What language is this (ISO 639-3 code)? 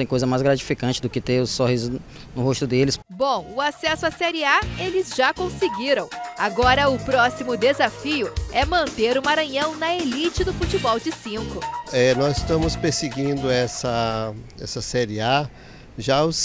por